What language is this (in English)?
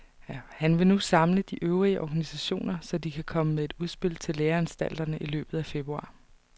Danish